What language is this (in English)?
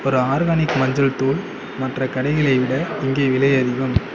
Tamil